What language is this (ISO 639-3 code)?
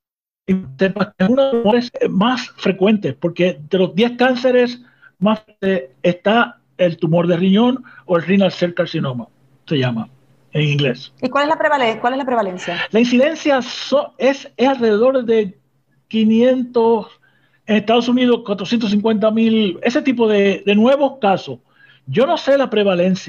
spa